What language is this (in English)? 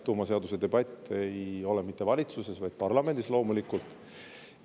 Estonian